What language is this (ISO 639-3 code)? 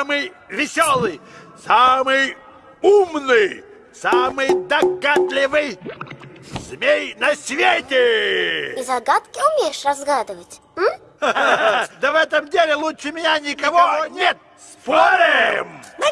rus